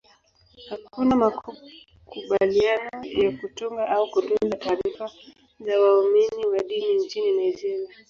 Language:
Swahili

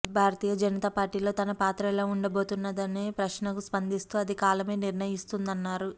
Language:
Telugu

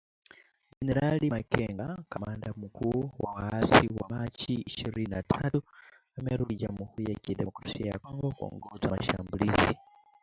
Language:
Swahili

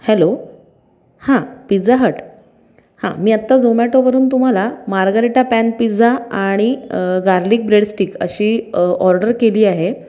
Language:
Marathi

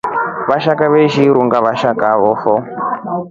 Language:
Rombo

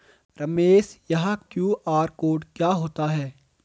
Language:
Hindi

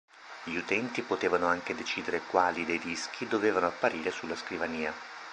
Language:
Italian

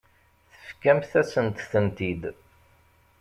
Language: Kabyle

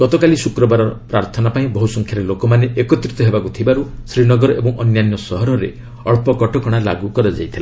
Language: Odia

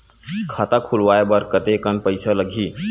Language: Chhattisgarhi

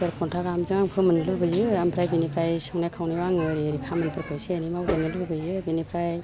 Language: Bodo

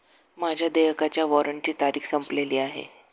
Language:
Marathi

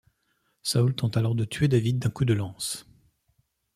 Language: French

